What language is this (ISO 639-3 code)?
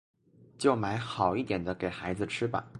zho